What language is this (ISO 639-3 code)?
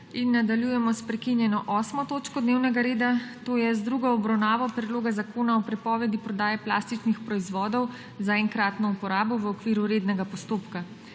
slv